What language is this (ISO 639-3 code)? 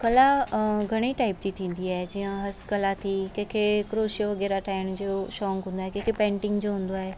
snd